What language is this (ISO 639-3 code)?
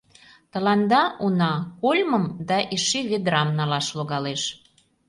chm